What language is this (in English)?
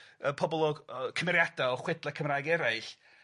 Welsh